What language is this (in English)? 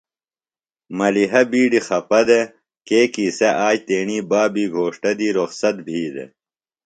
Phalura